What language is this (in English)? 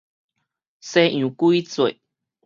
Min Nan Chinese